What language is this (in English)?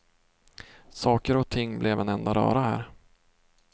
Swedish